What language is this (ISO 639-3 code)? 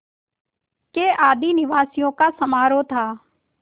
hin